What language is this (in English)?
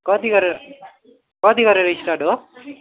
Nepali